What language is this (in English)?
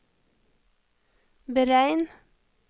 Norwegian